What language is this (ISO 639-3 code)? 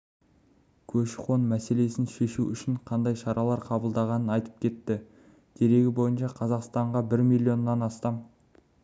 kaz